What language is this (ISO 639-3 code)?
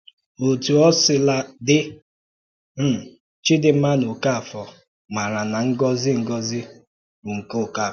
ibo